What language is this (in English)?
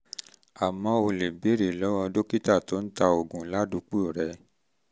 Yoruba